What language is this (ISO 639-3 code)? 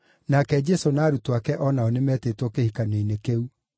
kik